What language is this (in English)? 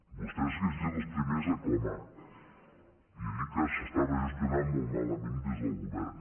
Catalan